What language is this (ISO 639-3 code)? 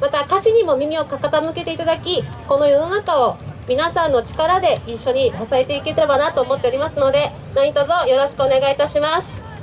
jpn